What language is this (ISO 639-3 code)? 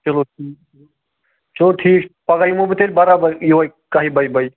kas